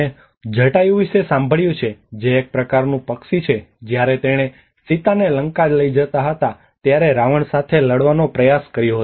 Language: Gujarati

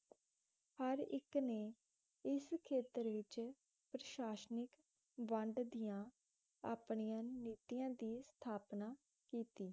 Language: Punjabi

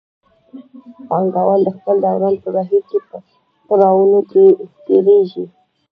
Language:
Pashto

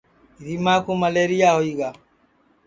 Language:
Sansi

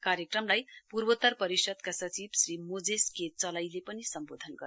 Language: Nepali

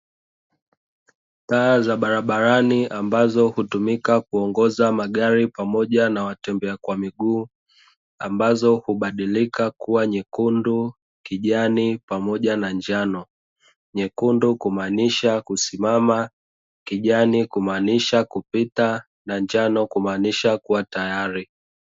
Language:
Swahili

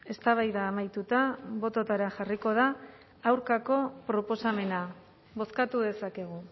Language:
Basque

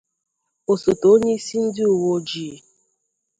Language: Igbo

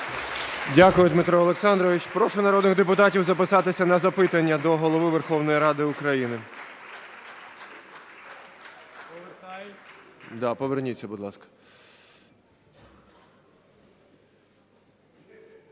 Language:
Ukrainian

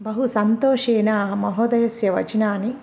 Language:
Sanskrit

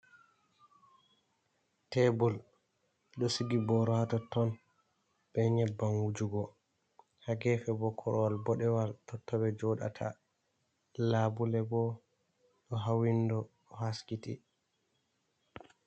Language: Fula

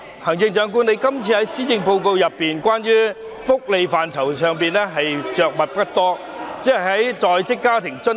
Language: Cantonese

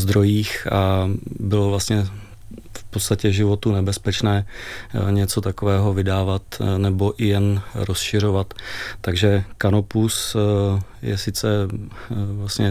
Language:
Czech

